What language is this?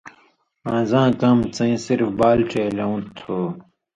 Indus Kohistani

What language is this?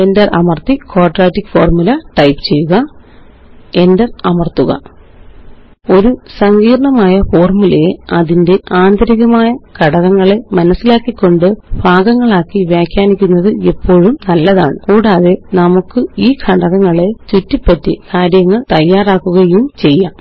Malayalam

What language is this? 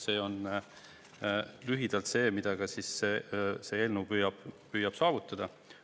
Estonian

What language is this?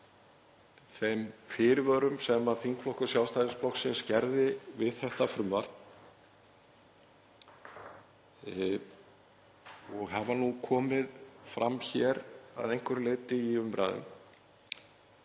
Icelandic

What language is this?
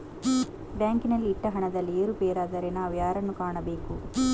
Kannada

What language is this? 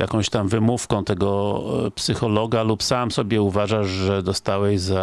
Polish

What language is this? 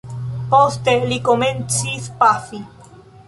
Esperanto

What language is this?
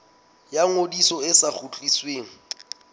Southern Sotho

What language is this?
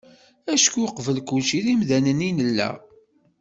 Kabyle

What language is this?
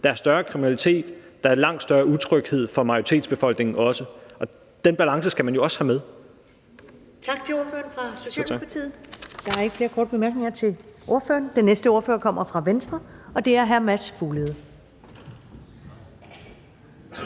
Danish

